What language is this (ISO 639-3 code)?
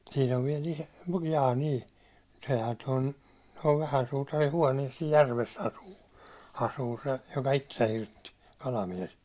fin